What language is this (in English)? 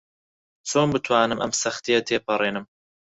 Central Kurdish